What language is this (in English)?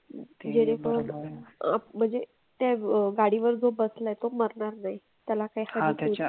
Marathi